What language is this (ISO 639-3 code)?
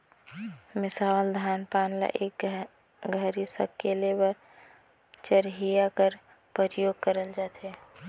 hne